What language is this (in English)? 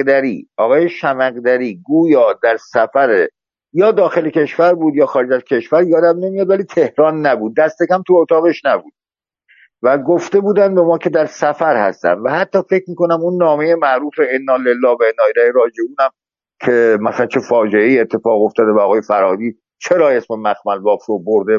Persian